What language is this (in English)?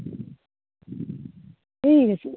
Bodo